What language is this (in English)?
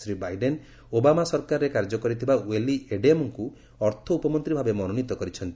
Odia